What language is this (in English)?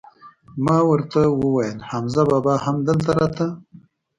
Pashto